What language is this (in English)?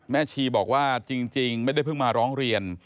Thai